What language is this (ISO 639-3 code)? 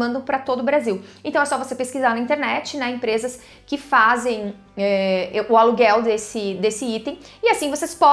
por